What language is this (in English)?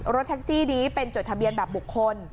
Thai